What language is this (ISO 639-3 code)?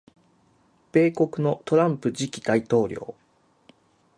jpn